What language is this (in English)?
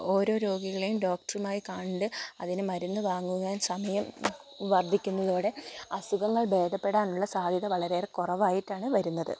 Malayalam